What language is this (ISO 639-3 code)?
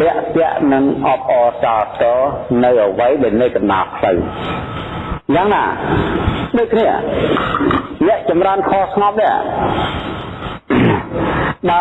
vie